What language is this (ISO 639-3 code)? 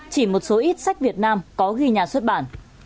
vie